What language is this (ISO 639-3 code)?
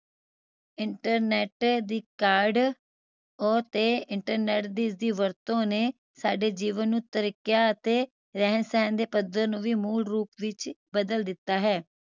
pan